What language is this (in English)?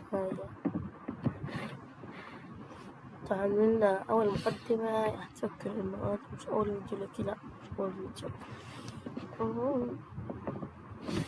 Arabic